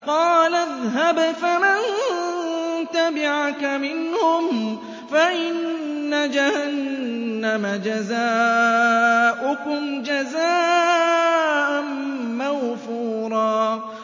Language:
Arabic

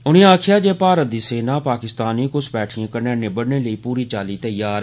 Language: Dogri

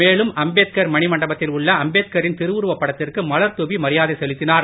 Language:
Tamil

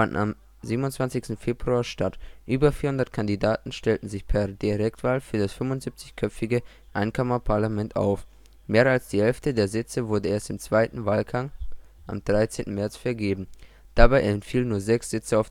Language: German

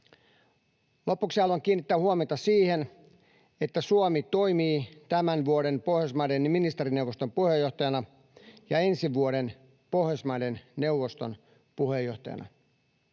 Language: Finnish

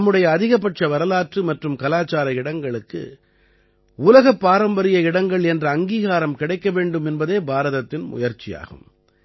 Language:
Tamil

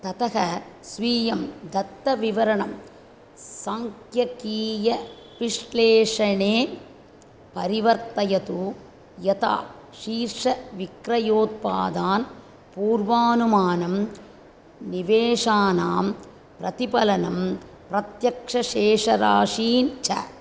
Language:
Sanskrit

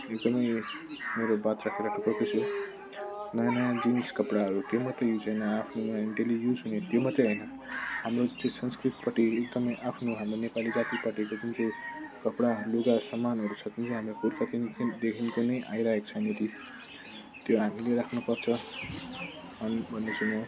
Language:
Nepali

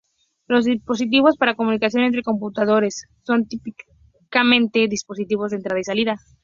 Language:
Spanish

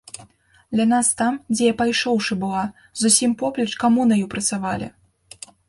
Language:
Belarusian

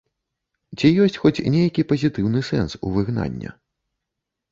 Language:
Belarusian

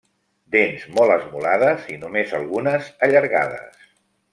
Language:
Catalan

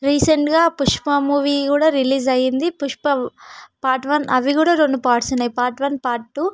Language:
Telugu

